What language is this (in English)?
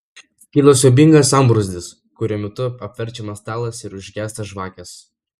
Lithuanian